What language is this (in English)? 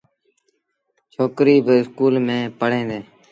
Sindhi Bhil